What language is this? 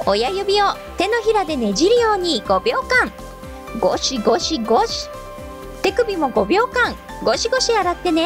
Japanese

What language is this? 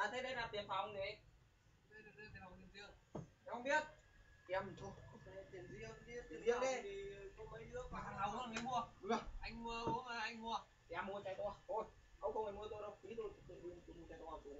Vietnamese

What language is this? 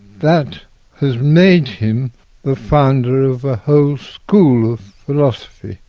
English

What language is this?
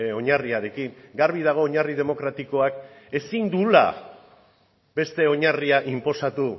Basque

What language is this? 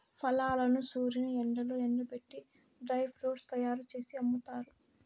Telugu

